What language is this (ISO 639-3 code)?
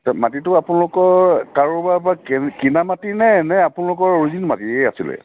asm